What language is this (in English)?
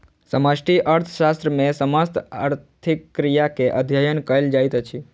Maithili